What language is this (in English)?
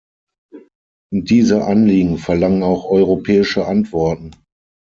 German